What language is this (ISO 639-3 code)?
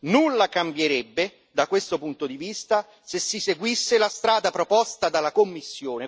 ita